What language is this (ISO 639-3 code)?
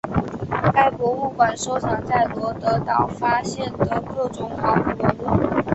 zho